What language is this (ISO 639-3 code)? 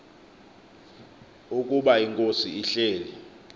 xho